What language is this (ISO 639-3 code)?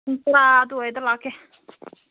mni